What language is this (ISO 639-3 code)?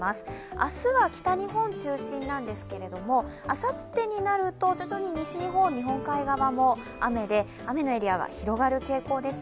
jpn